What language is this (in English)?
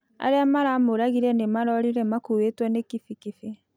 Kikuyu